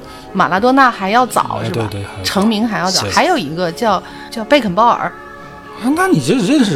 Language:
Chinese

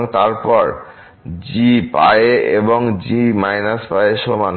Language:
Bangla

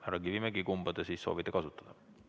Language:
Estonian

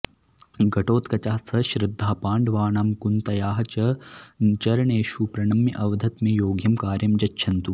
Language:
Sanskrit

